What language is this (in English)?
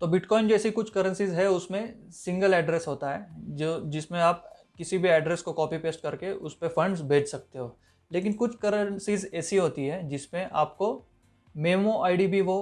Hindi